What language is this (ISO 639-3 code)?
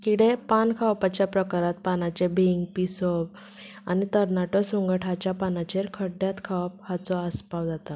kok